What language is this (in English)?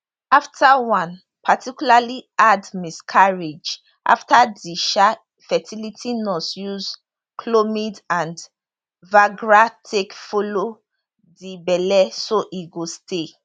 Nigerian Pidgin